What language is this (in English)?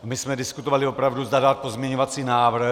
Czech